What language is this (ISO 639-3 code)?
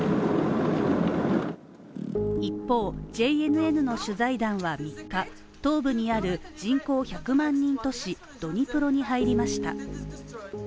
jpn